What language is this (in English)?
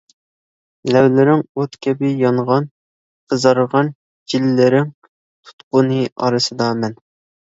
Uyghur